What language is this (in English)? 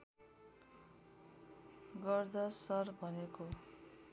Nepali